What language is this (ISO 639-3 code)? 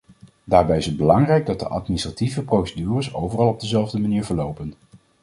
nld